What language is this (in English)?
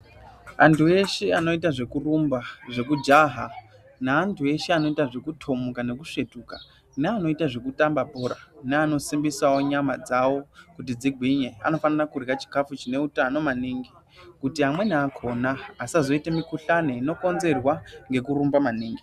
Ndau